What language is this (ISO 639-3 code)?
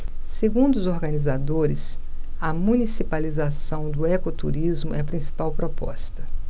por